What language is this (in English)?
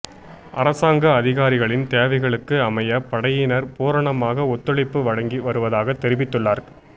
Tamil